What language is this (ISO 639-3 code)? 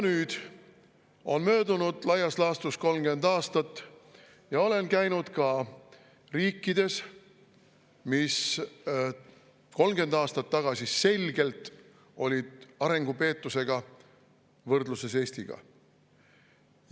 est